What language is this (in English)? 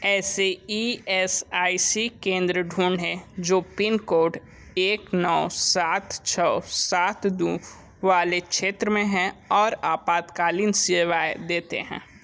Hindi